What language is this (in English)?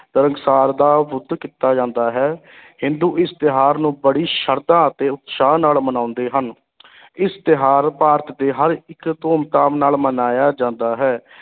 Punjabi